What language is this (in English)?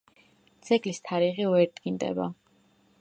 Georgian